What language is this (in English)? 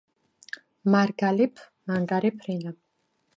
Georgian